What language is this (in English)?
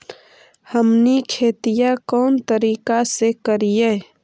Magahi